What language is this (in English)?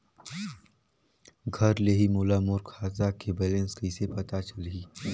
Chhattisgarhi